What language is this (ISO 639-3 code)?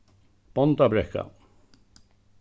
fao